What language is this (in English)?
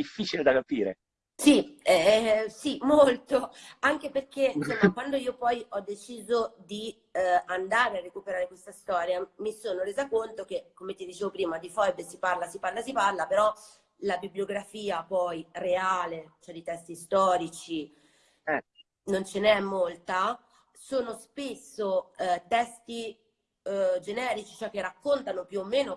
Italian